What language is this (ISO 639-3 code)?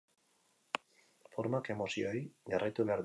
eus